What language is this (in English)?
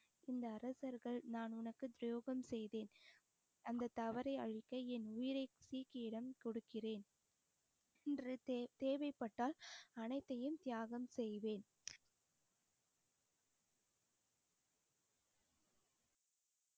Tamil